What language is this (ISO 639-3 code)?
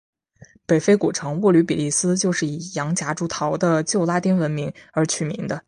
zho